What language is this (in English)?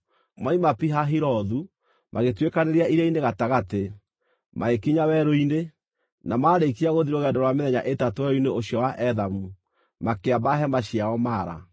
Kikuyu